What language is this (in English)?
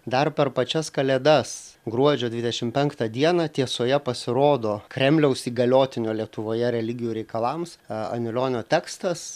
Lithuanian